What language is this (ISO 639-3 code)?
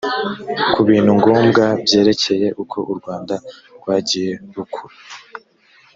kin